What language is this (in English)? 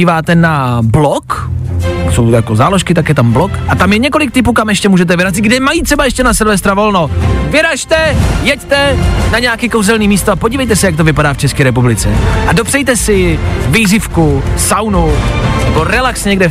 Czech